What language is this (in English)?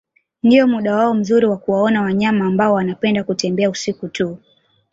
Swahili